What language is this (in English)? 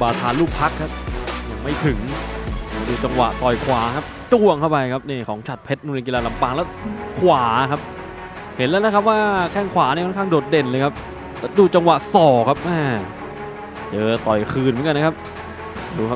Thai